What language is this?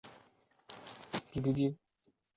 Chinese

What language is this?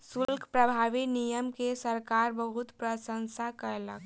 Maithili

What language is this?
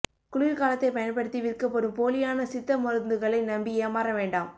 Tamil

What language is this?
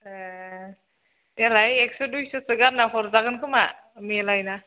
Bodo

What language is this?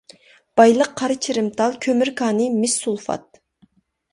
Uyghur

